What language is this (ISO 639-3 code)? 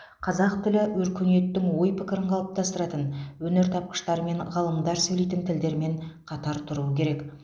kaz